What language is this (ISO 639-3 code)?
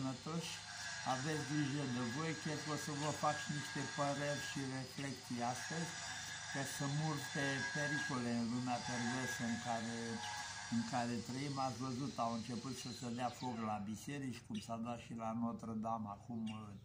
ron